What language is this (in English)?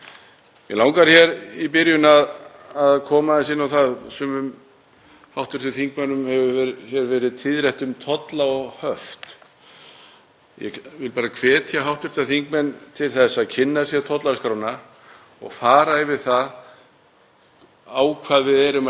Icelandic